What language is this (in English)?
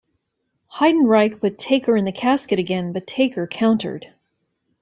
English